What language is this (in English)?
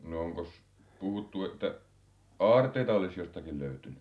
Finnish